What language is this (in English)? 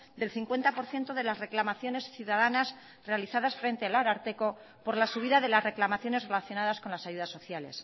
Spanish